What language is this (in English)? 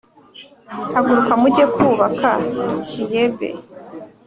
Kinyarwanda